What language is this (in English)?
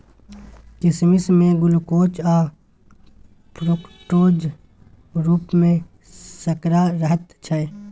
Maithili